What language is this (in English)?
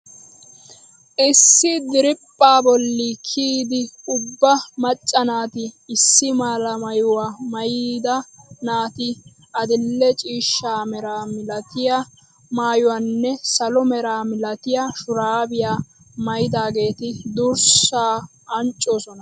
Wolaytta